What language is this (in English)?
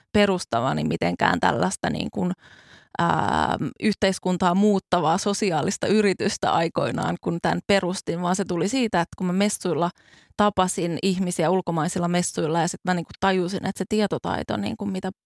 Finnish